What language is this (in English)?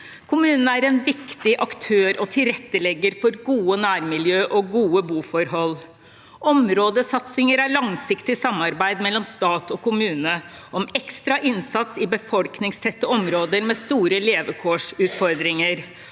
Norwegian